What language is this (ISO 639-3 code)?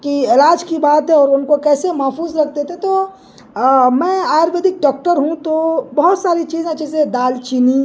urd